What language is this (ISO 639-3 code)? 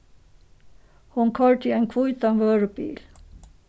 fao